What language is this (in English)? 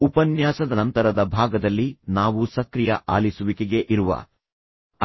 Kannada